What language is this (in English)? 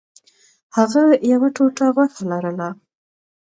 Pashto